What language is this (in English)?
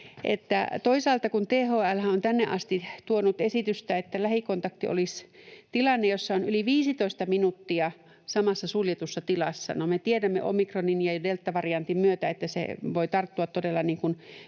Finnish